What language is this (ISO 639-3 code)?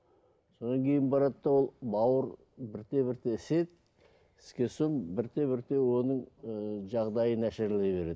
kaz